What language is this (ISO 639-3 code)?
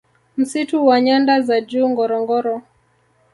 swa